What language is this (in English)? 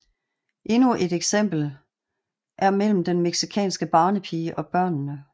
Danish